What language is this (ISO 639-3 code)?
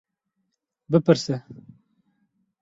kur